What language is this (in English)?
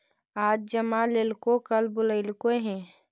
Magahi